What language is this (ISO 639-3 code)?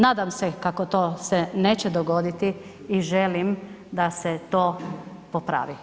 hrv